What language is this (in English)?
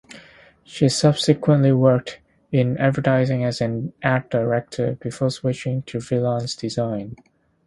English